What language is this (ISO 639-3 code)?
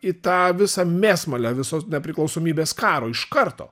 lit